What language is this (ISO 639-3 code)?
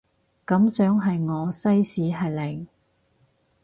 yue